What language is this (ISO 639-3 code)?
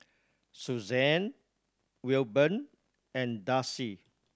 eng